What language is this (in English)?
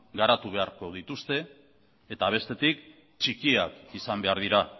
Basque